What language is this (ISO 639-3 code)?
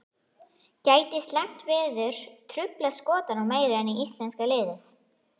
isl